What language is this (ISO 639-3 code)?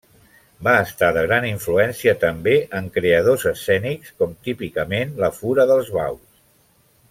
cat